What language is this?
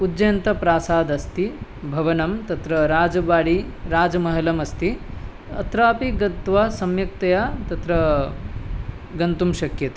Sanskrit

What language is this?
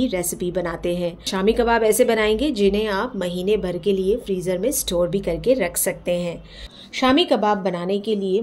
Hindi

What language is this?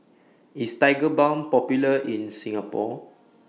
English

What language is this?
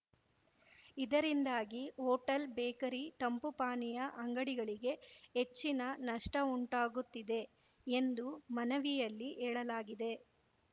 Kannada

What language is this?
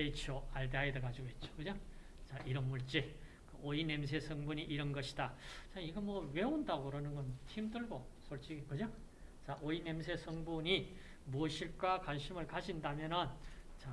Korean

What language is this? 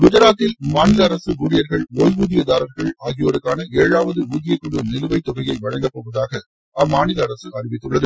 Tamil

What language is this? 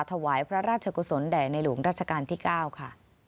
Thai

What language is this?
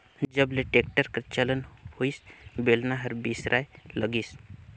Chhattisgarhi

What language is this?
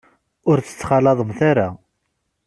Kabyle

